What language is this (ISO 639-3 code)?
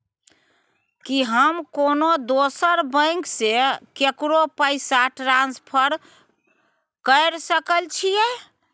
mai